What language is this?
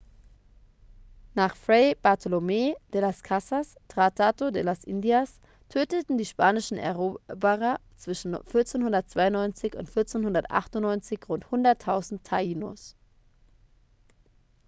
German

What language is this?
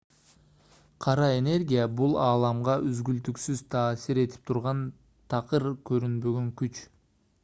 Kyrgyz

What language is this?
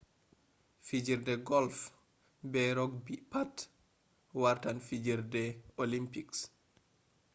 Fula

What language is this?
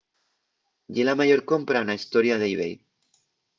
Asturian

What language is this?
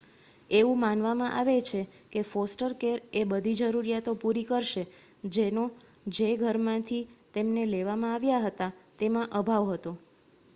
Gujarati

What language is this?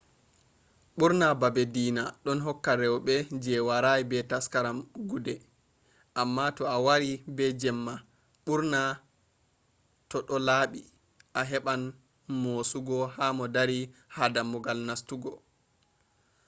Fula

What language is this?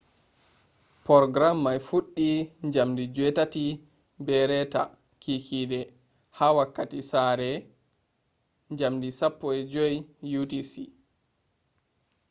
Fula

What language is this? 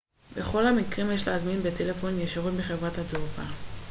Hebrew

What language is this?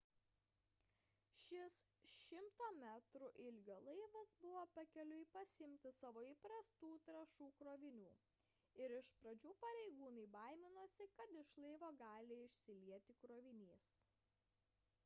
Lithuanian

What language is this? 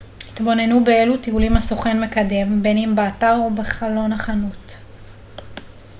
Hebrew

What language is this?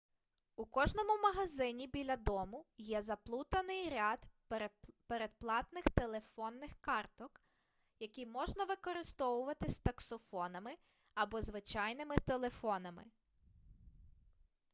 Ukrainian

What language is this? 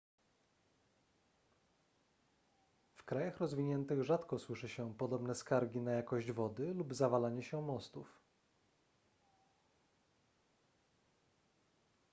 Polish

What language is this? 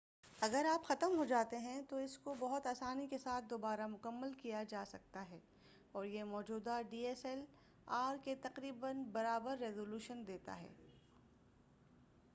Urdu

